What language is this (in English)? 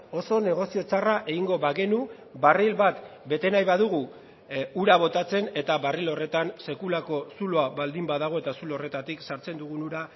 Basque